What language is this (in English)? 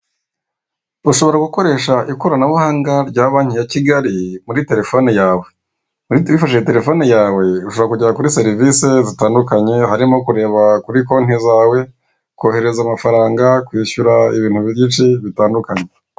Kinyarwanda